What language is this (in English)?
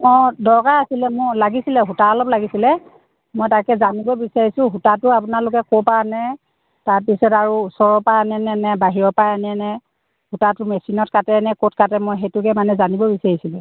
Assamese